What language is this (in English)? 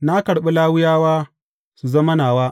Hausa